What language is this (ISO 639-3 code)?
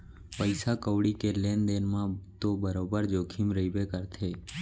hne